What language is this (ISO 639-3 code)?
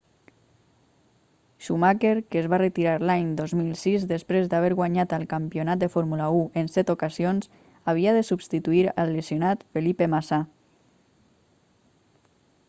cat